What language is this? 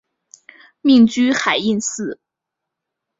Chinese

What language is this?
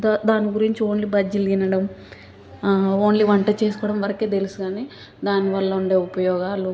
Telugu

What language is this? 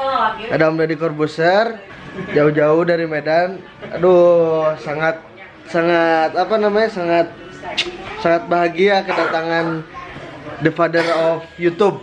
Indonesian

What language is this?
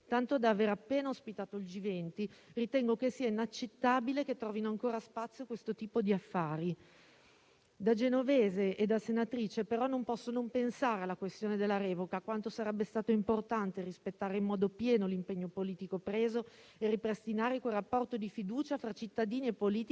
Italian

